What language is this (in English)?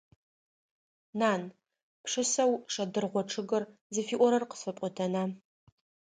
Adyghe